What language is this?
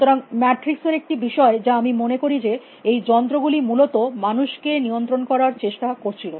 Bangla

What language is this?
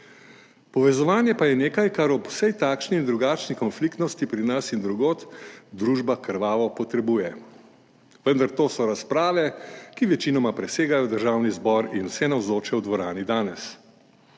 Slovenian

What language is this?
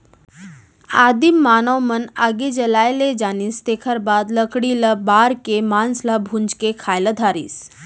Chhattisgarhi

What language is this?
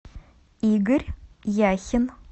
Russian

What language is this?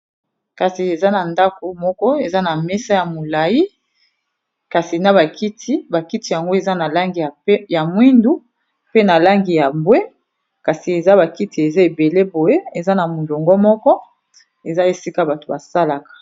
Lingala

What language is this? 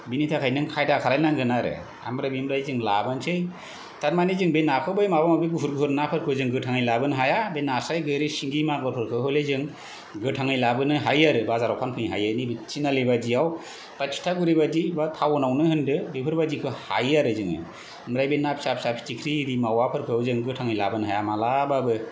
Bodo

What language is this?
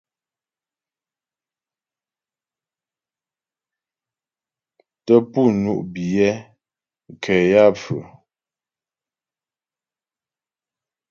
Ghomala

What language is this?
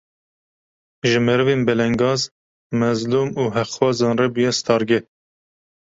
Kurdish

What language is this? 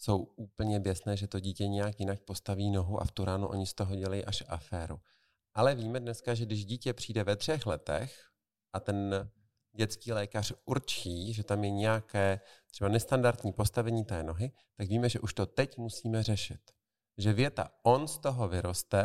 Czech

